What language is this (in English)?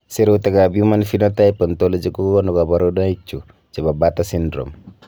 Kalenjin